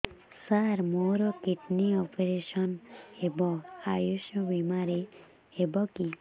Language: Odia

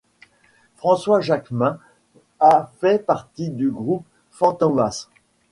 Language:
French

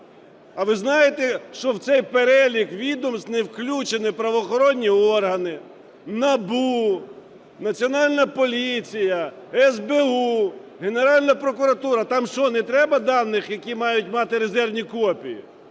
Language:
Ukrainian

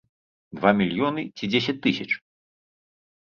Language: Belarusian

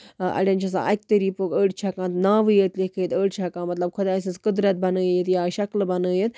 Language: Kashmiri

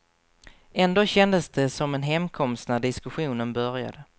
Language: Swedish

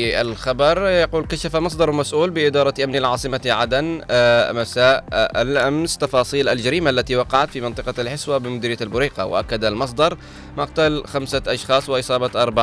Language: Arabic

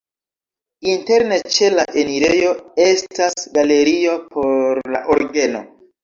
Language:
Esperanto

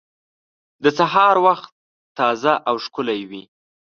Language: Pashto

